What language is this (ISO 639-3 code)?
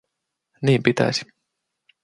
fin